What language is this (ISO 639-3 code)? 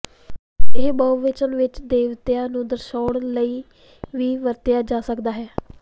pan